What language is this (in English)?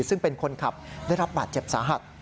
Thai